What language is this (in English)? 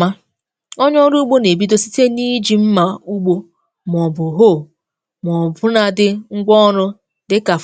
Igbo